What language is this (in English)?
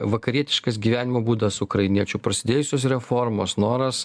Lithuanian